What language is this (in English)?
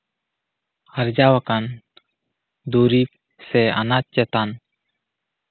Santali